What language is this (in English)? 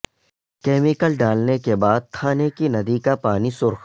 Urdu